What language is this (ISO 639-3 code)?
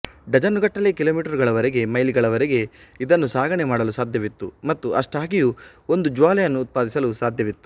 kan